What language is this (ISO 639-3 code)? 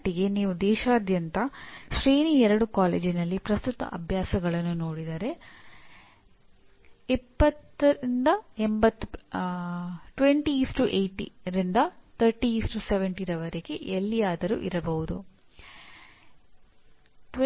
kan